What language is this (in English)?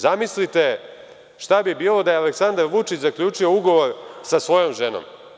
Serbian